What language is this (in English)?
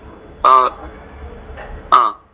Malayalam